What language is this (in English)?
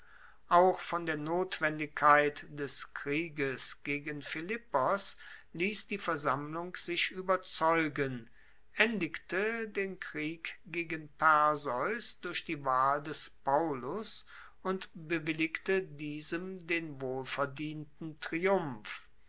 German